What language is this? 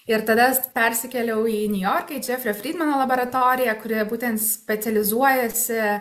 Lithuanian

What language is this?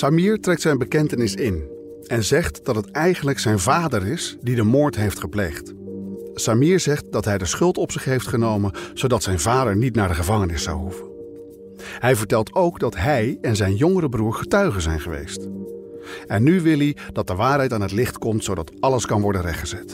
Dutch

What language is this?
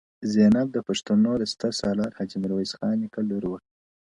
Pashto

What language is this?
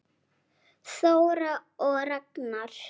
Icelandic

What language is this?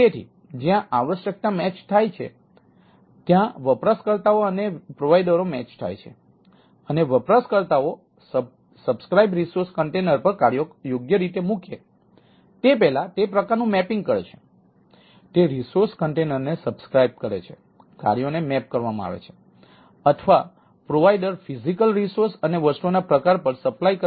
Gujarati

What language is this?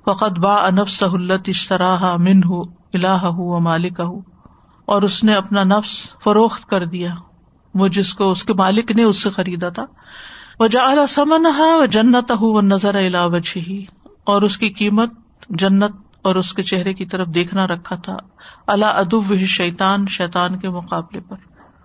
Urdu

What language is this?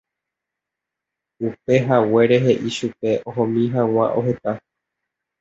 Guarani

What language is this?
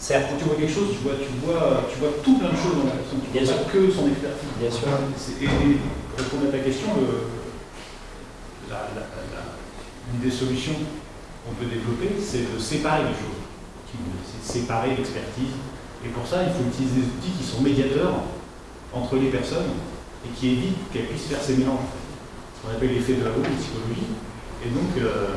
French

